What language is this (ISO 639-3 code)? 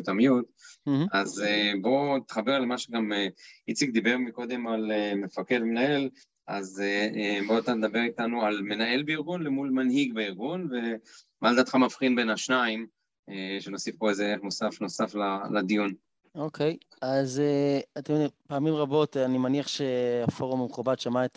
heb